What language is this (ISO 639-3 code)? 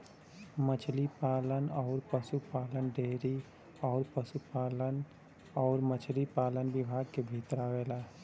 bho